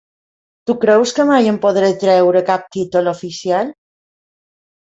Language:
Catalan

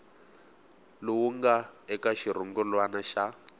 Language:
Tsonga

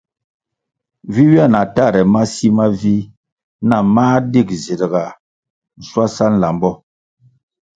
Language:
Kwasio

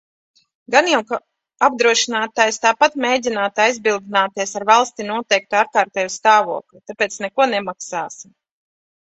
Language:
Latvian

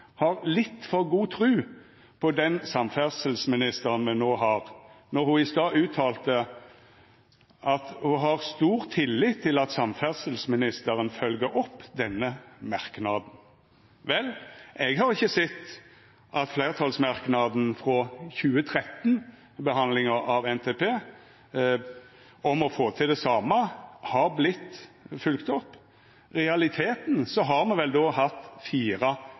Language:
Norwegian Nynorsk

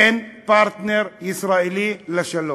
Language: Hebrew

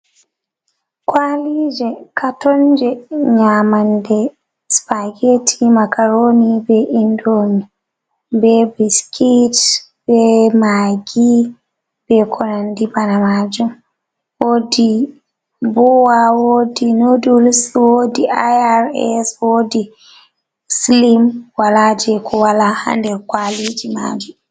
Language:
Fula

